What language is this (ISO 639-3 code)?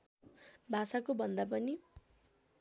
nep